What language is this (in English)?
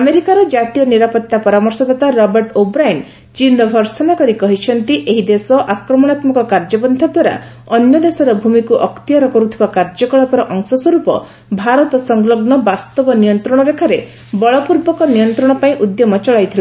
Odia